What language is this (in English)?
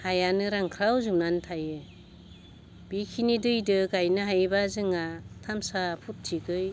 Bodo